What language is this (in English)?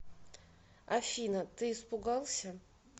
Russian